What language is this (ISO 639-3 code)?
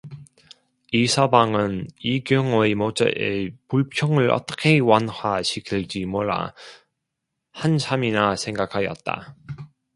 kor